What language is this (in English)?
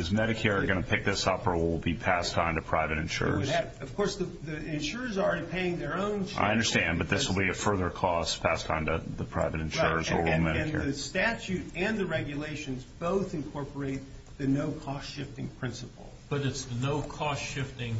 English